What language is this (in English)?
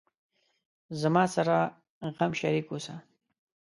Pashto